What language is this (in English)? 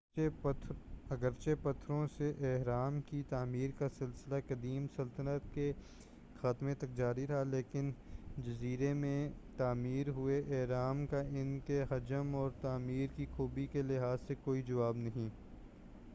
Urdu